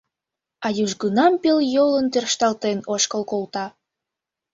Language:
Mari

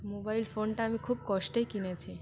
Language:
Bangla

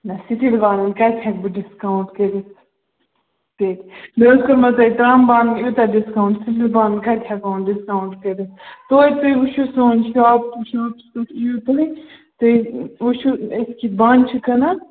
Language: Kashmiri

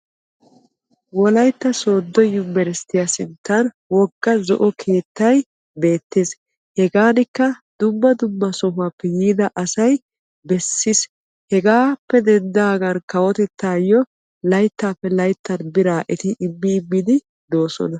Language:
Wolaytta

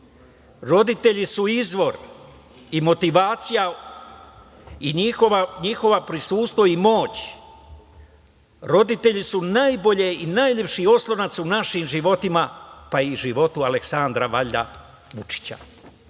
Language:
Serbian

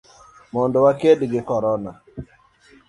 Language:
Luo (Kenya and Tanzania)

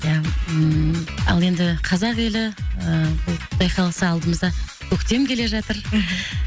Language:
Kazakh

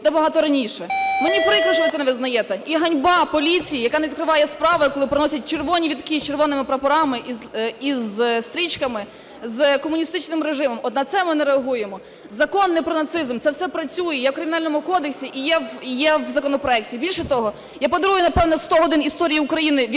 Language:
Ukrainian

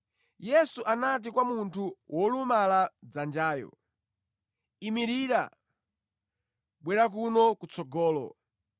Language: Nyanja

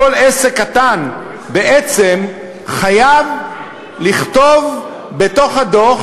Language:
Hebrew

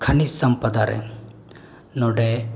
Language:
Santali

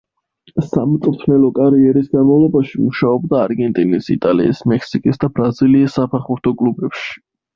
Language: Georgian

